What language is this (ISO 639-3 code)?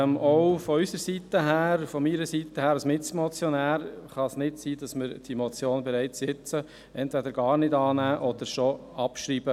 gsw